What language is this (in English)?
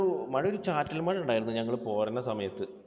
Malayalam